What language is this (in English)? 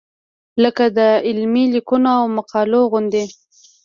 Pashto